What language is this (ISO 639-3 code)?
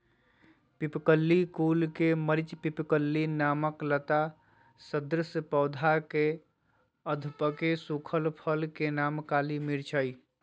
mag